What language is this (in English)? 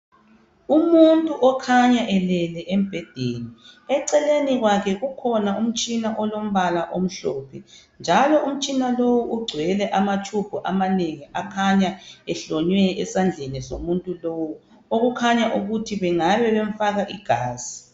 North Ndebele